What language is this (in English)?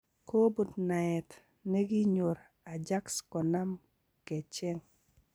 Kalenjin